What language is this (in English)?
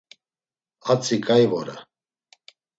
Laz